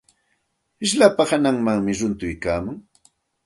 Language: Santa Ana de Tusi Pasco Quechua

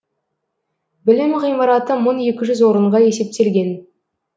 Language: Kazakh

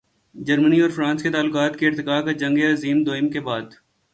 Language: Urdu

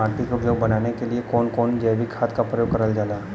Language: Bhojpuri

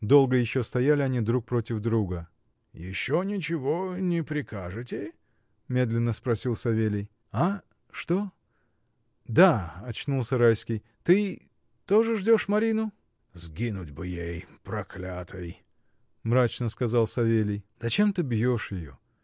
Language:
Russian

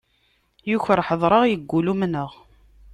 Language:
Kabyle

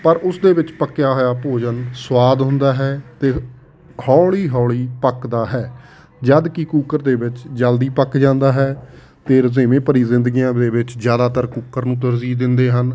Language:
Punjabi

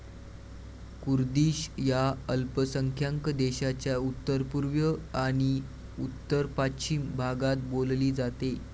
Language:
Marathi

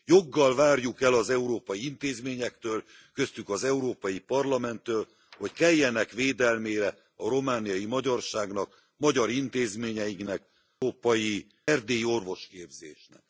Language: Hungarian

